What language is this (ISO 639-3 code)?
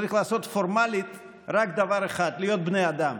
heb